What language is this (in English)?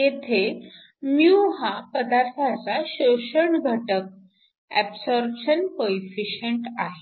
Marathi